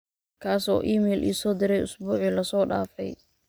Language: Somali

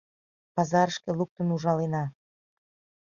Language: Mari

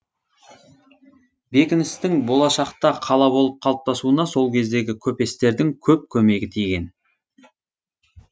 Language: Kazakh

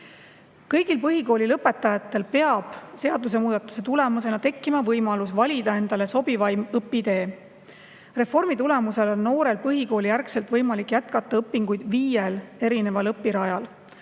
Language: Estonian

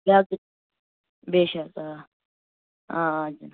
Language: Kashmiri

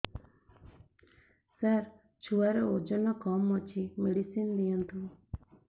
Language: Odia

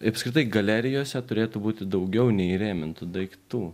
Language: Lithuanian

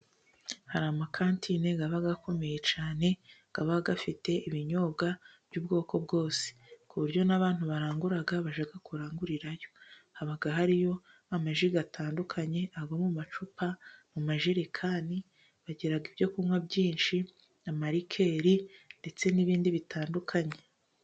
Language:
Kinyarwanda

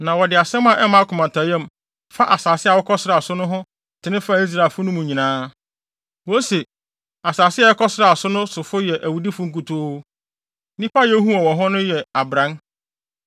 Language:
Akan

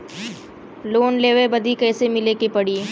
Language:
Bhojpuri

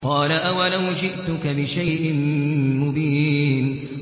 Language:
Arabic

